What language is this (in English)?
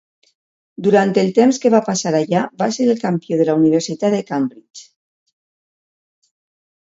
Catalan